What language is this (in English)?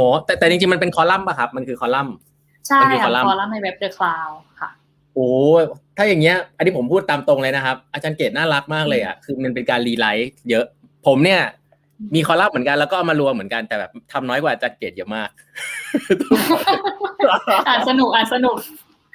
Thai